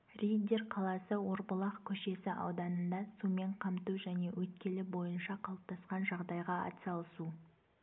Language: Kazakh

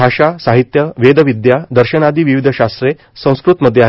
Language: Marathi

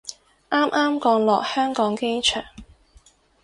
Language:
Cantonese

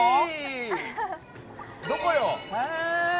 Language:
Japanese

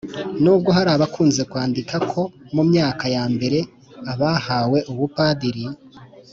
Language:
Kinyarwanda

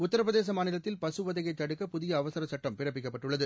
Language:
Tamil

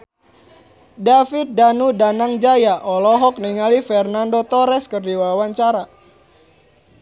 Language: Sundanese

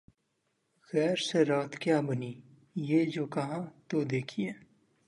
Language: Urdu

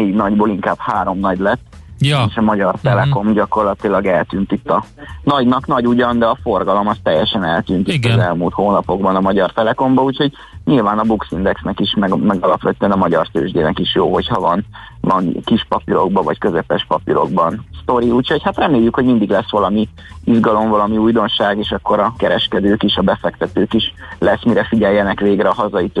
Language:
Hungarian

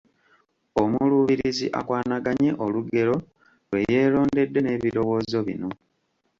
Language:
Ganda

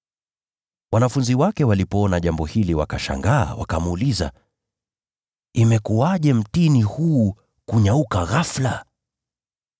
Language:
Swahili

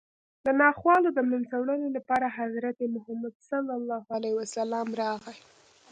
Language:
Pashto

